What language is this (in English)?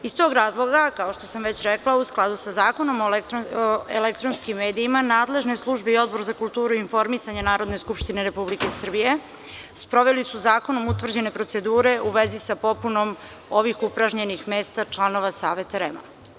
Serbian